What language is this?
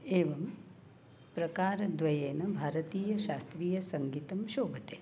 Sanskrit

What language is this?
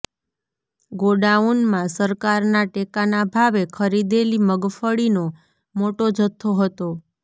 Gujarati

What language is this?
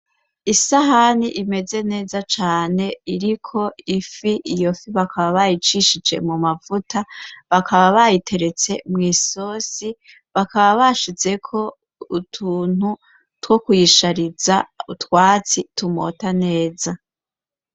Rundi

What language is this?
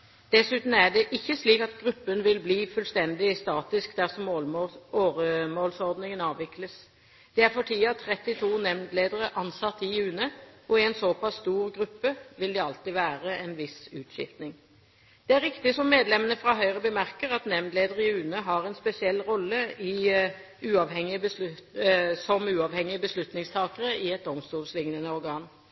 Norwegian Bokmål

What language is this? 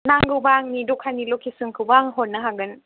Bodo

